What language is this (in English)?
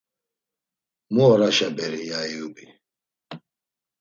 Laz